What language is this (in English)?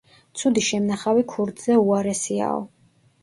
Georgian